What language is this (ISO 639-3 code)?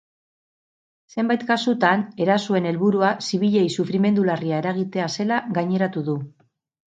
eus